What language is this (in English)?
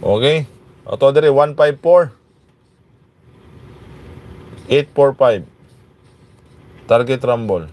Filipino